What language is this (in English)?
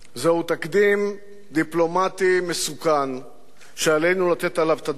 Hebrew